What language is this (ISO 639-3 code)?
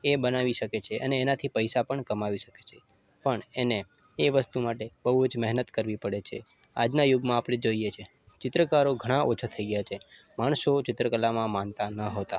guj